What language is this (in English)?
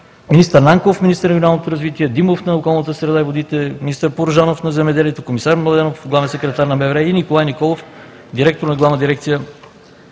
Bulgarian